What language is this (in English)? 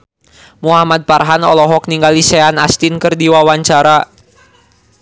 Sundanese